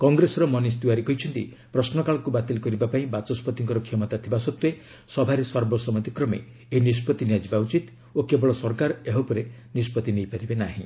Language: Odia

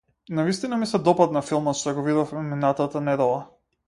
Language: Macedonian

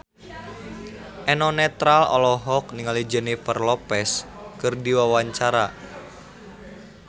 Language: Sundanese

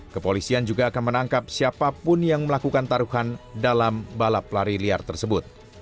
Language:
Indonesian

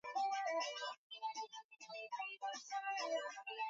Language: Swahili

